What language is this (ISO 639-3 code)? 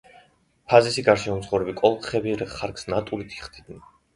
kat